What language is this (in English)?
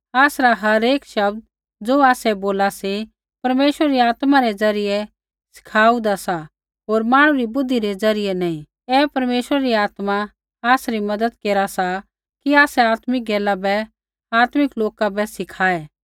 Kullu Pahari